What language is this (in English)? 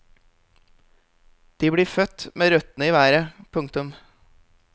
Norwegian